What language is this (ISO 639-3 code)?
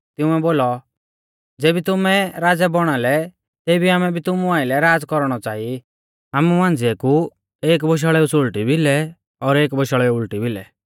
bfz